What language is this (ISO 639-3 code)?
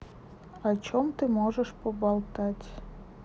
rus